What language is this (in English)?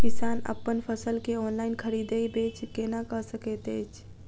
Maithili